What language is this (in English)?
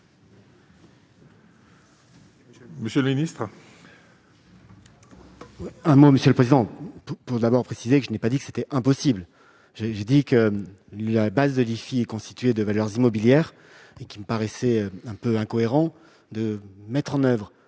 French